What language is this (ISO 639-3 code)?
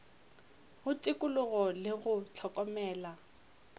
nso